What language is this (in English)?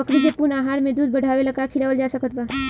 Bhojpuri